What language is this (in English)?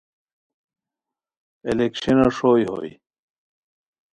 Khowar